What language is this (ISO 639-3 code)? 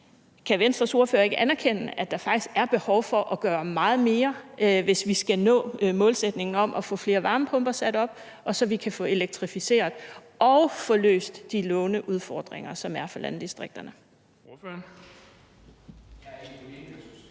dan